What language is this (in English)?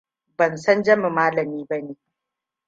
Hausa